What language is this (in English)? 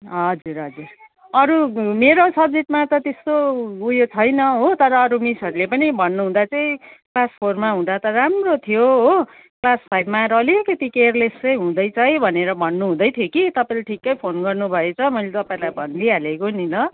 Nepali